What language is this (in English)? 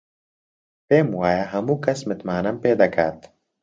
Central Kurdish